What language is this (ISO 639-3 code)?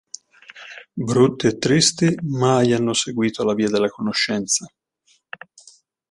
ita